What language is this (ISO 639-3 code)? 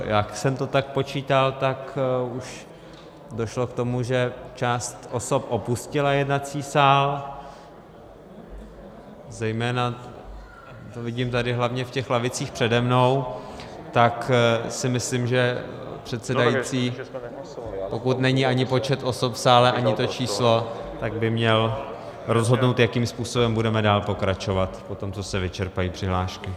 ces